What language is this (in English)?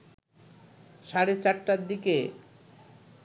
Bangla